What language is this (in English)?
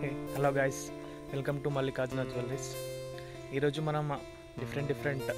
Telugu